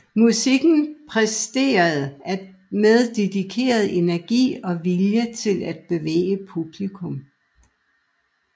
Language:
Danish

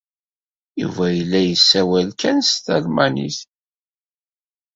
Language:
Kabyle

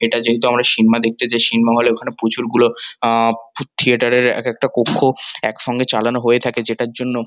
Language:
Bangla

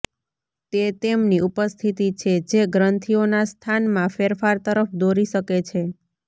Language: Gujarati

